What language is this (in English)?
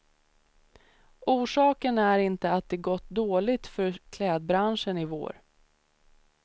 Swedish